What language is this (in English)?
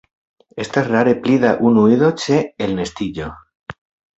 Esperanto